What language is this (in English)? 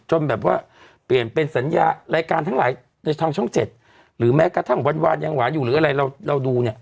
Thai